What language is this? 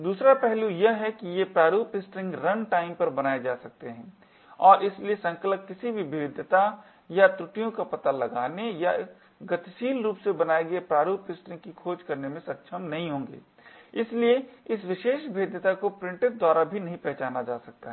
Hindi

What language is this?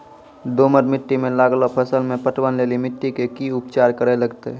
Maithili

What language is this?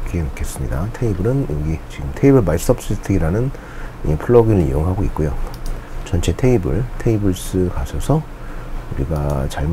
Korean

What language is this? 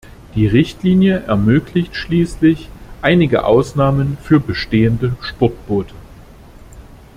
German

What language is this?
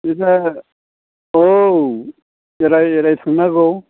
Bodo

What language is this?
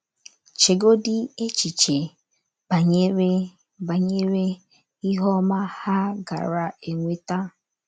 Igbo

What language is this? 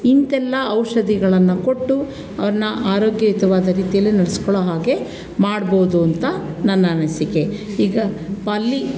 Kannada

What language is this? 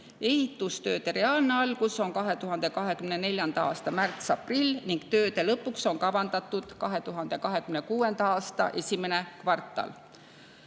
Estonian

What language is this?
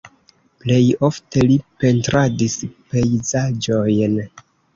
Esperanto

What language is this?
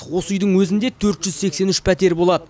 Kazakh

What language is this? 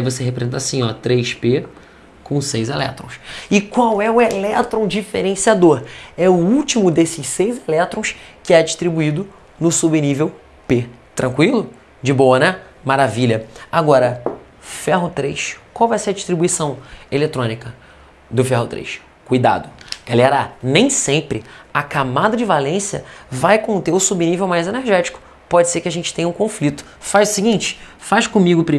Portuguese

